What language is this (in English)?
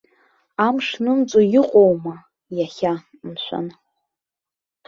Abkhazian